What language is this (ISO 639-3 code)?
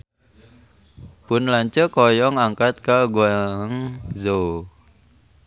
sun